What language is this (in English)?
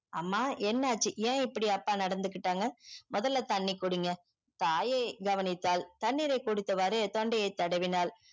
Tamil